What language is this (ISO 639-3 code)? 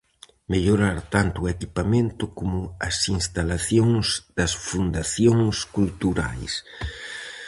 glg